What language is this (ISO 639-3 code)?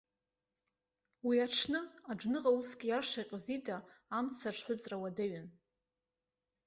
abk